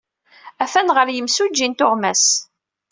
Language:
Kabyle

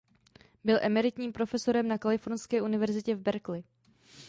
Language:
Czech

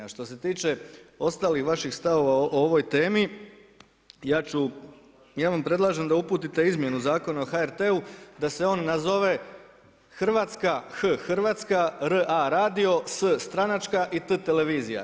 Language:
Croatian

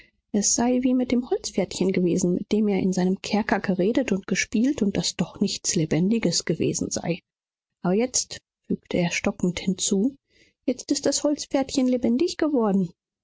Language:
German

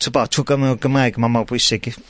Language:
Welsh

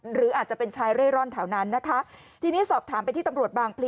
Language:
Thai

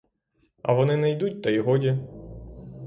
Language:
Ukrainian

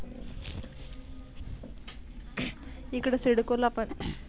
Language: Marathi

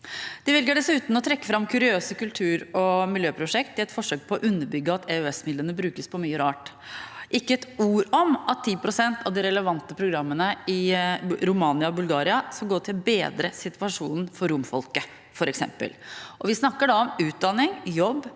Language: Norwegian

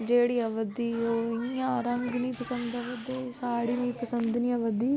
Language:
Dogri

